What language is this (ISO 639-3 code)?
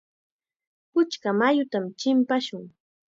qxa